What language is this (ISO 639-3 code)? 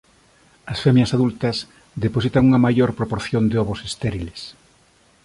glg